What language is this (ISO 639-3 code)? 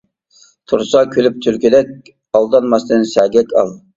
uig